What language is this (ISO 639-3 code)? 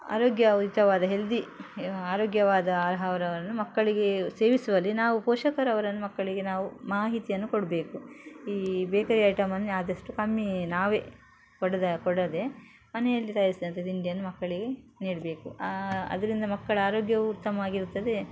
kan